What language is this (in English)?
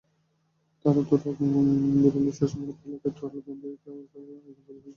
Bangla